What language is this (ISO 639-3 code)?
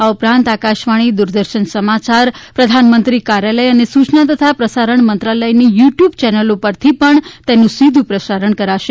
guj